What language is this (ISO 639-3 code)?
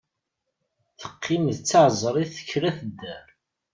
kab